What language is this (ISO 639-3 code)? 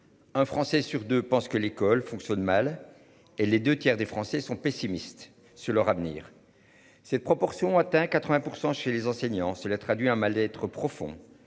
fra